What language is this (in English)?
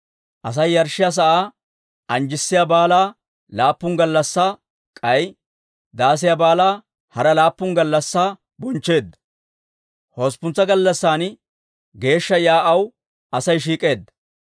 Dawro